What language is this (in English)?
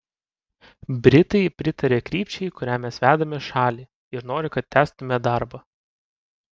Lithuanian